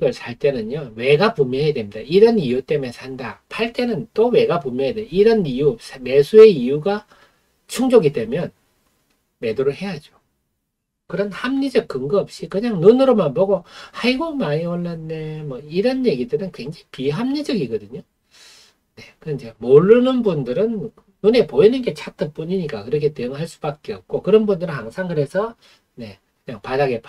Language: Korean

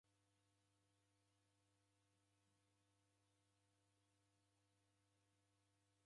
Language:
Taita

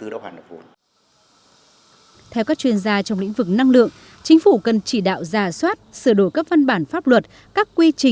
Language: Vietnamese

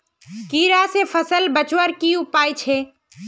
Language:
Magahi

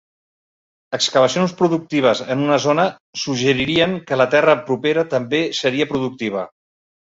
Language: Catalan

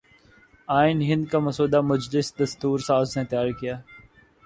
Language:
Urdu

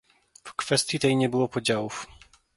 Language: Polish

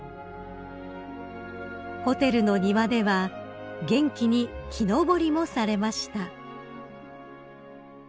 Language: Japanese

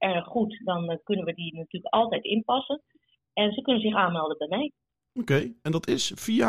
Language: Dutch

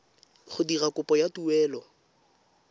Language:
Tswana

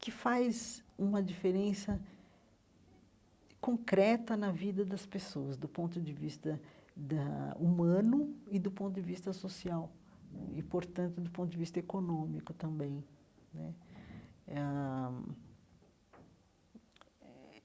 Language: Portuguese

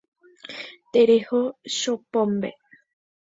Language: Guarani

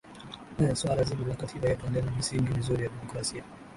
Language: Swahili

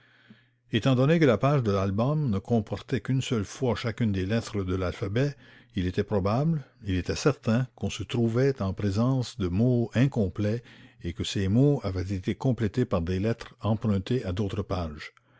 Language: French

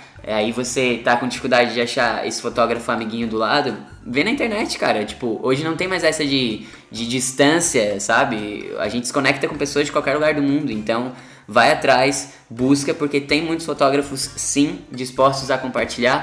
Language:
Portuguese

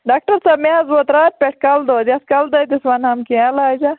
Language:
Kashmiri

